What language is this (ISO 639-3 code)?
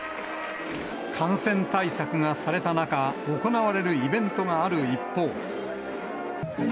jpn